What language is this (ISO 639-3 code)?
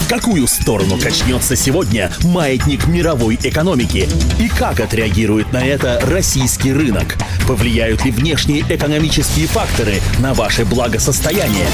rus